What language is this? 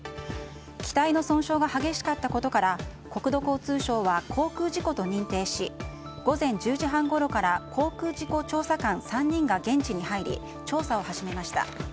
Japanese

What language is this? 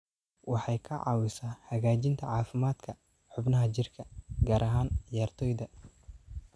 Somali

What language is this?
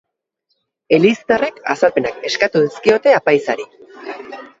Basque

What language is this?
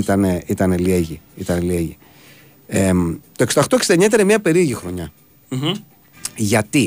Greek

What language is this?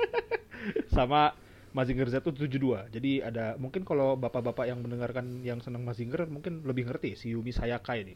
Indonesian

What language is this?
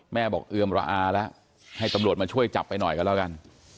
Thai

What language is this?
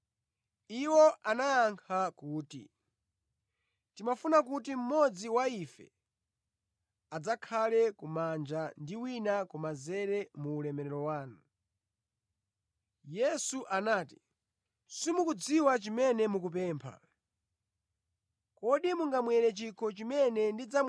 Nyanja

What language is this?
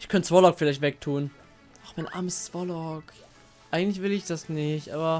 German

